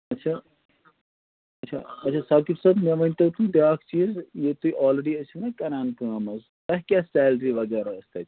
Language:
Kashmiri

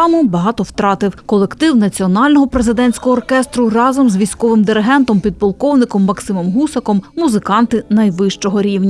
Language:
Ukrainian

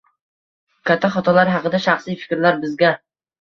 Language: Uzbek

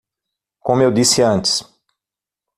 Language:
Portuguese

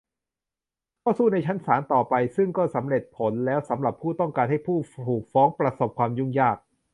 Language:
Thai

